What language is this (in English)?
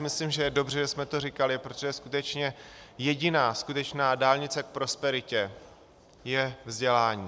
Czech